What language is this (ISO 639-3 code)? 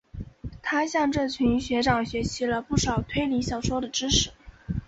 zho